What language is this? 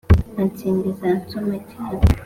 Kinyarwanda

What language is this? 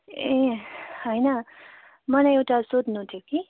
Nepali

